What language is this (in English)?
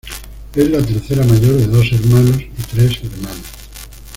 Spanish